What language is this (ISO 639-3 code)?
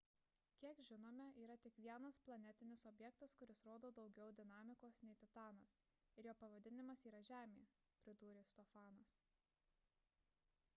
lit